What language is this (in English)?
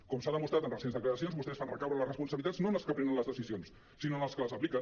Catalan